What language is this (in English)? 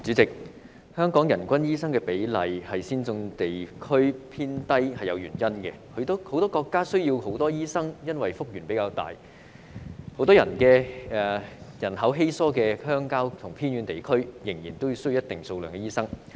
Cantonese